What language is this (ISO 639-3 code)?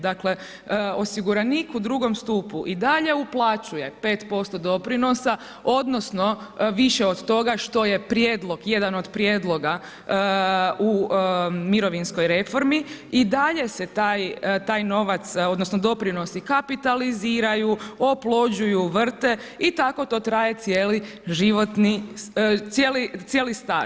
hrv